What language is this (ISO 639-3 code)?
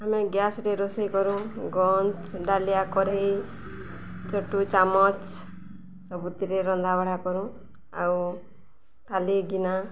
ori